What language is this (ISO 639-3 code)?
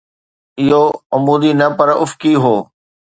snd